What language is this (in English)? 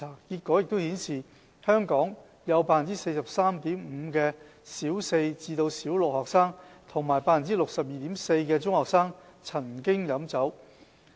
Cantonese